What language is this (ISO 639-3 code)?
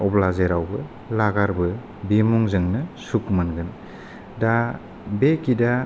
brx